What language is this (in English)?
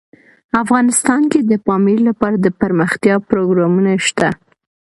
Pashto